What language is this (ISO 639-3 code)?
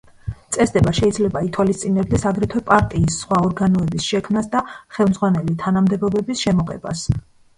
kat